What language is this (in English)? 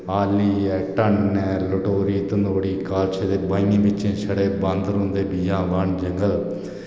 Dogri